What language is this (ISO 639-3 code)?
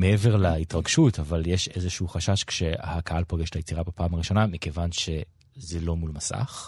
heb